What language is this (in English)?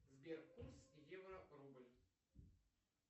Russian